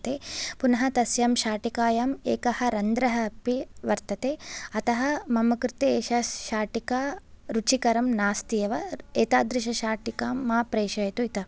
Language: Sanskrit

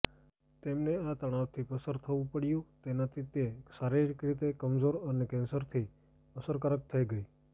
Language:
Gujarati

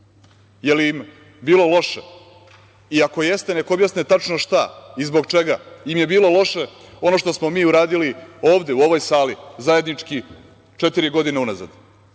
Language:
Serbian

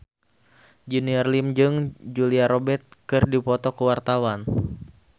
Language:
Sundanese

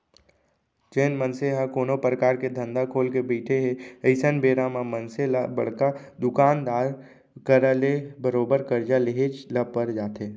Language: Chhattisgarhi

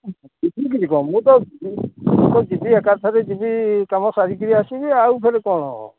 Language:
Odia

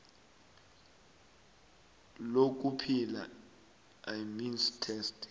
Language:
South Ndebele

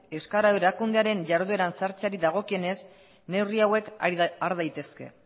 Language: Basque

